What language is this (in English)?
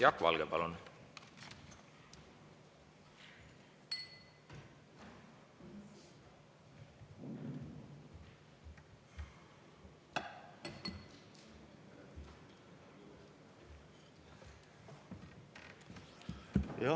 Estonian